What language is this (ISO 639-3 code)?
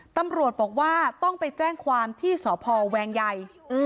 tha